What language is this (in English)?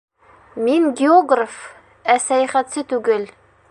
Bashkir